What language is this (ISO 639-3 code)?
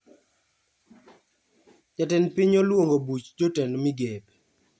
luo